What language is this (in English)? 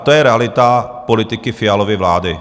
Czech